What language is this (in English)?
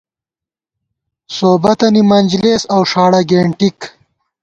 Gawar-Bati